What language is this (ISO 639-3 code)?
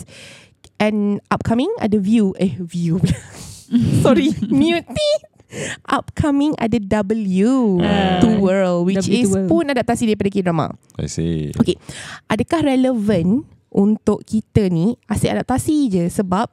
msa